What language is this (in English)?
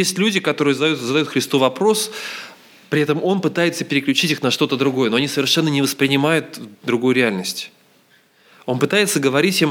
Russian